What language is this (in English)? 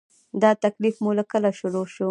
Pashto